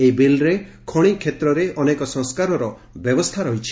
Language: Odia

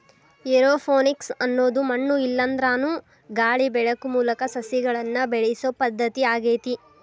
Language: Kannada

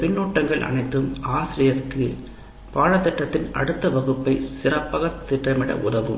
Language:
Tamil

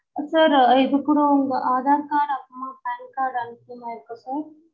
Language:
Tamil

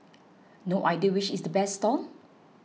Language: English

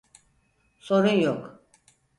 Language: Turkish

